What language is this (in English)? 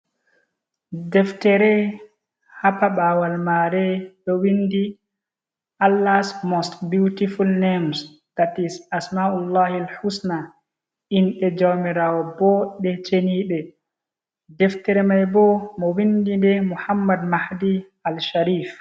Fula